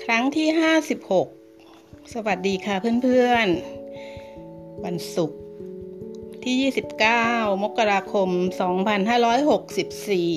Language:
Thai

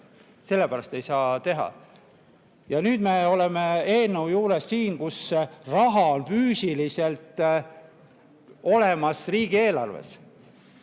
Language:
Estonian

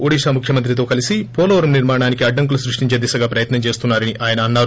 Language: Telugu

